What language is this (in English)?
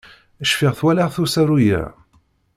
Kabyle